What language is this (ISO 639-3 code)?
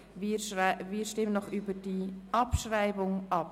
gsw